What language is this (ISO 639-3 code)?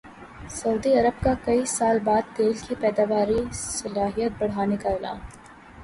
urd